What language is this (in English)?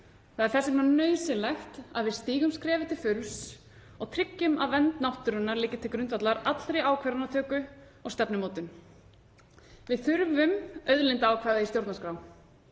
Icelandic